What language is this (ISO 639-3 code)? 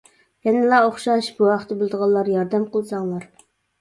uig